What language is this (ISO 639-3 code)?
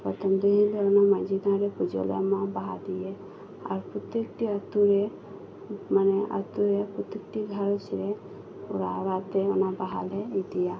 sat